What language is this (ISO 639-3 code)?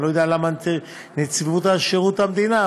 heb